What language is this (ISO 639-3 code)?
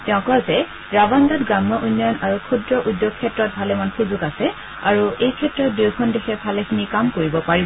asm